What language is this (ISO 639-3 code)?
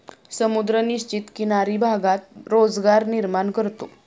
mar